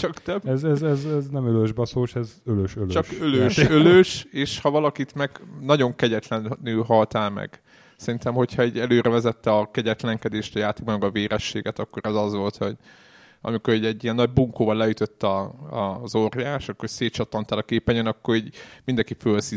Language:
Hungarian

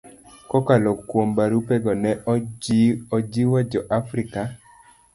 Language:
Luo (Kenya and Tanzania)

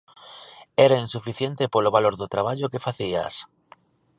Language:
Galician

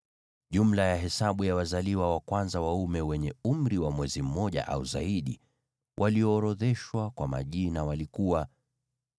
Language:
Swahili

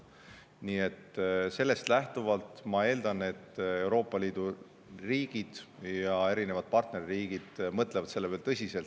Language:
Estonian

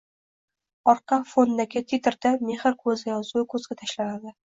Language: Uzbek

